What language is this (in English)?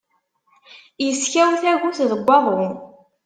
Kabyle